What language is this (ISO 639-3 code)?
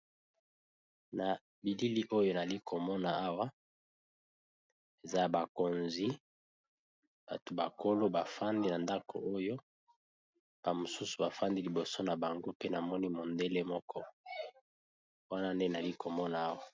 lin